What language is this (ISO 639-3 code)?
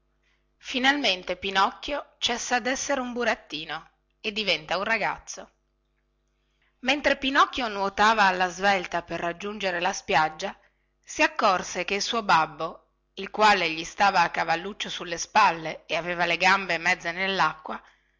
ita